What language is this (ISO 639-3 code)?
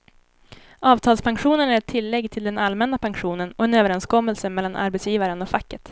swe